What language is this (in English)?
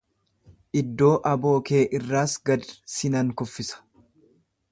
Oromo